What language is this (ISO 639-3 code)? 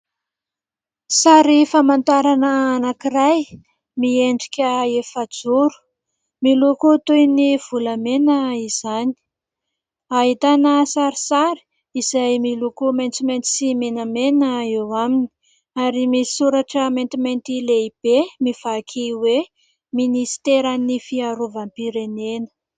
mlg